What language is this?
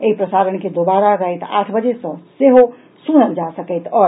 Maithili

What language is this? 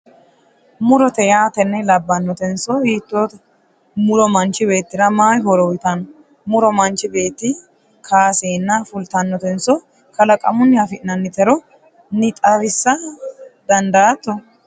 Sidamo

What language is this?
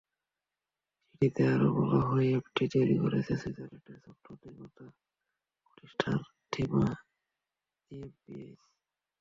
Bangla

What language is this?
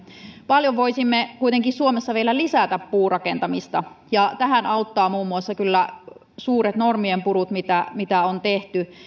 Finnish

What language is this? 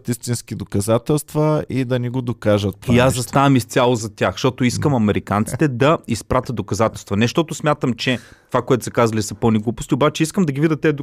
Bulgarian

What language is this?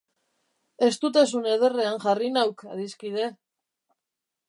Basque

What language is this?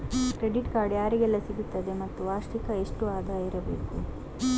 Kannada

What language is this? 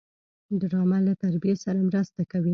Pashto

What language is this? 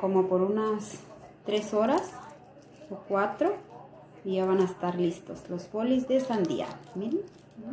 Spanish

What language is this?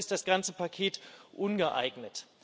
German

